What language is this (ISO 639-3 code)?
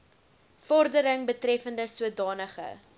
afr